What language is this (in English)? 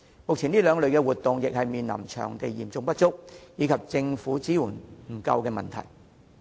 Cantonese